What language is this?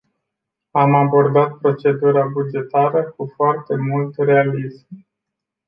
Romanian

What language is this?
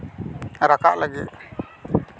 Santali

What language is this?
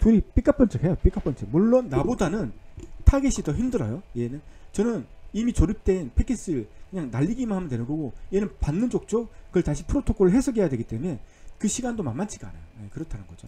Korean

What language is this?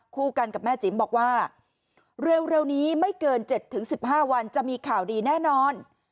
Thai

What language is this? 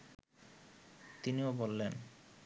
Bangla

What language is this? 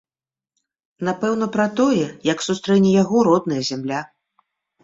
Belarusian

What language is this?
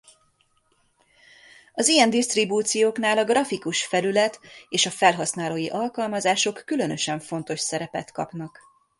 Hungarian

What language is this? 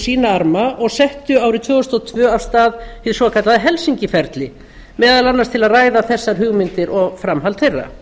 Icelandic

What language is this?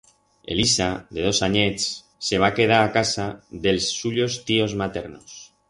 Aragonese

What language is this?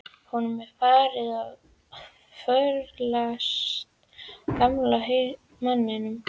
Icelandic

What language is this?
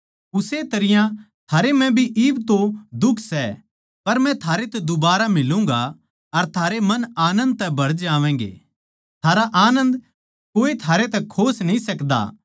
Haryanvi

